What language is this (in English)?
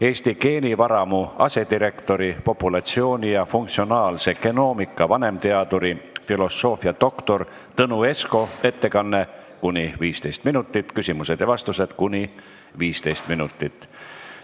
Estonian